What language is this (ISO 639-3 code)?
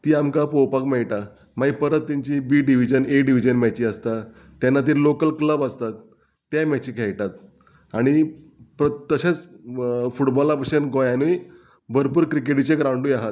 kok